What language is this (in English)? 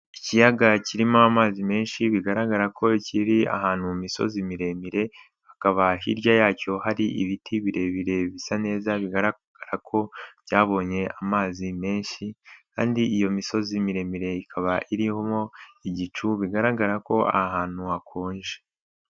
Kinyarwanda